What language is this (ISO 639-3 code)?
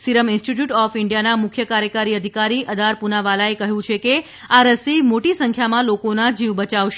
guj